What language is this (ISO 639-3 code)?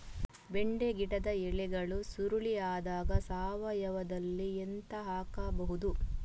kan